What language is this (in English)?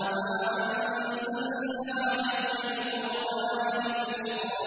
Arabic